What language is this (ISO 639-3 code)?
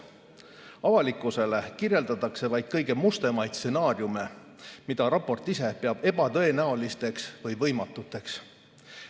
est